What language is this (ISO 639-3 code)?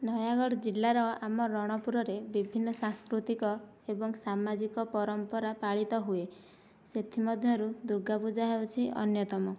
ori